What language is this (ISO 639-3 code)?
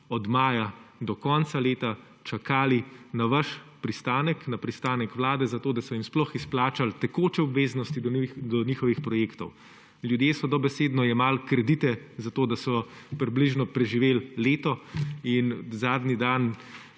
slv